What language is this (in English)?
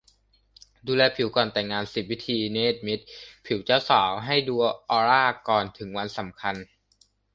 Thai